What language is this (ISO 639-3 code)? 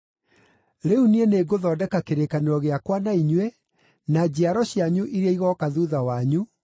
kik